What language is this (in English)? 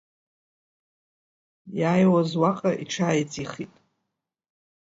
Abkhazian